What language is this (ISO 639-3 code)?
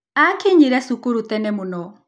kik